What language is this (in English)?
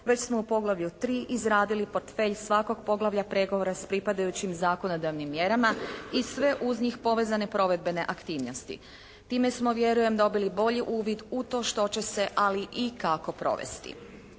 Croatian